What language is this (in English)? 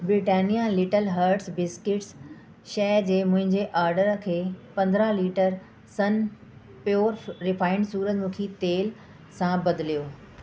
Sindhi